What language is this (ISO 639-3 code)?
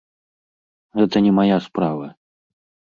bel